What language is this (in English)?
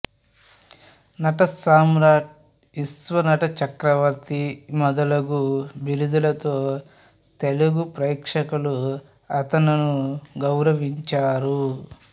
Telugu